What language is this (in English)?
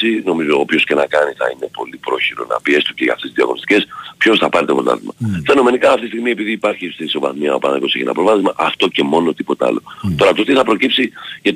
Greek